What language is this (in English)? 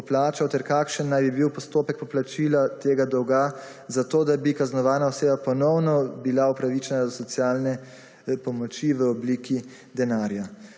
Slovenian